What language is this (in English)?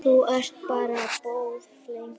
Icelandic